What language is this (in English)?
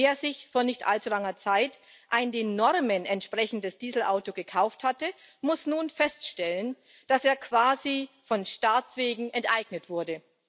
German